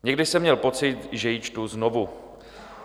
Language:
Czech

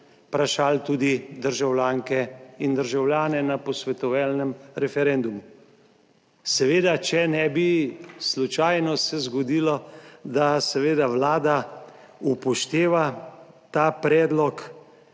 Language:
Slovenian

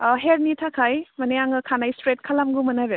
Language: Bodo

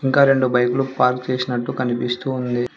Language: Telugu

